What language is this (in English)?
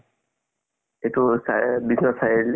Assamese